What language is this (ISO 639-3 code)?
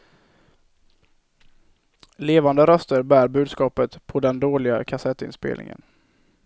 swe